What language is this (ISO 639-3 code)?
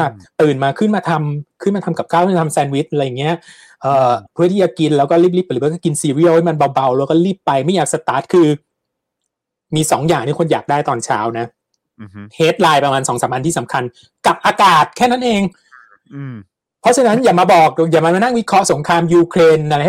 tha